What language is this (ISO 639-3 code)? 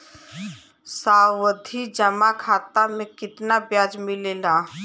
bho